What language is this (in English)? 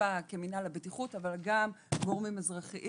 Hebrew